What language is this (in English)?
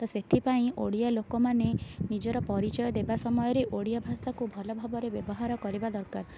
Odia